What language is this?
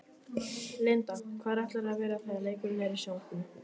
Icelandic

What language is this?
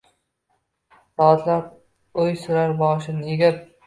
Uzbek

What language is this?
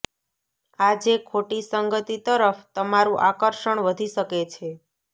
Gujarati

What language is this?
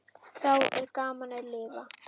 Icelandic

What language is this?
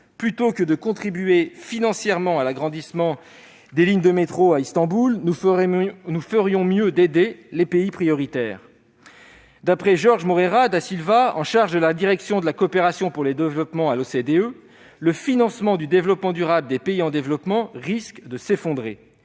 French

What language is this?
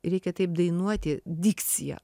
Lithuanian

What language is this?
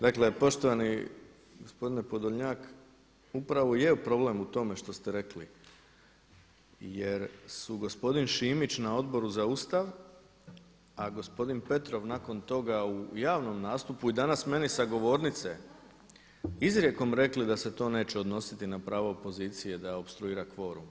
Croatian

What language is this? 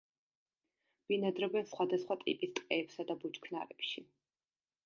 Georgian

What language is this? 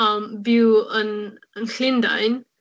Welsh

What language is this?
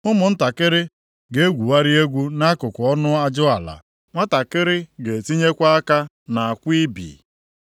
Igbo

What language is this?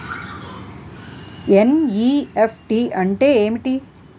Telugu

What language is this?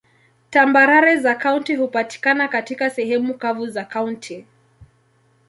Swahili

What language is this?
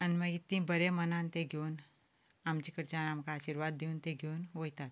Konkani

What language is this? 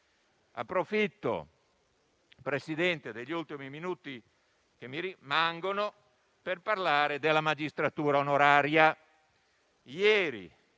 Italian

